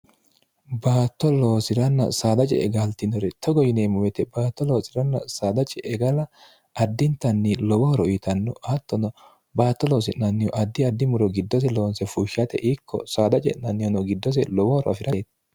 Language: Sidamo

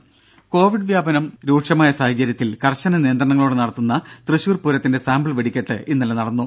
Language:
Malayalam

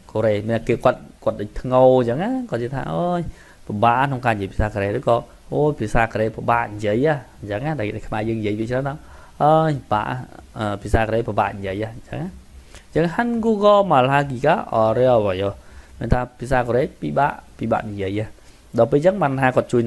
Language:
Thai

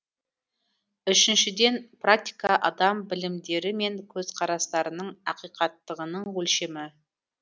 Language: Kazakh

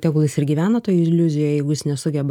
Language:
Lithuanian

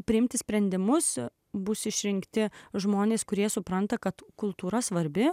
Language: Lithuanian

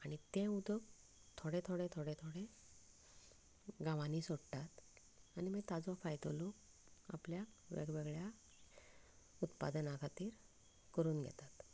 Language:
Konkani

